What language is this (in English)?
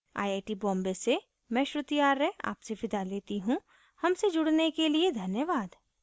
Hindi